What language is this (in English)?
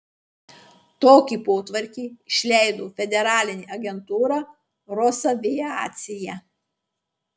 Lithuanian